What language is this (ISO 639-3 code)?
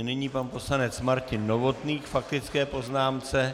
ces